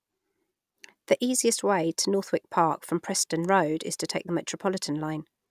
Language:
English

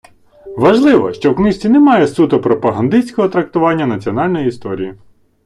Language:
Ukrainian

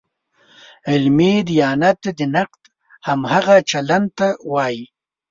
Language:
Pashto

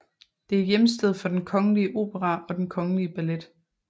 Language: Danish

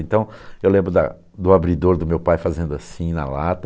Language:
Portuguese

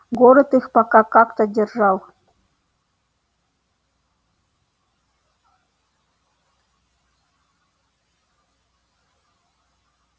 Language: Russian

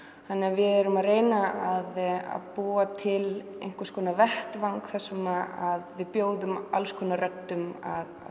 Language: Icelandic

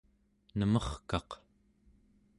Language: Central Yupik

